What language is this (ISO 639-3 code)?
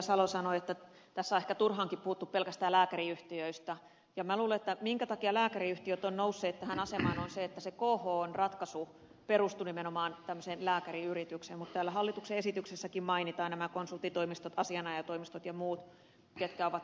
fin